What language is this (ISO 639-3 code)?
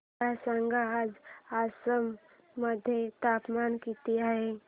mar